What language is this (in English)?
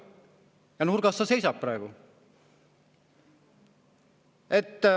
Estonian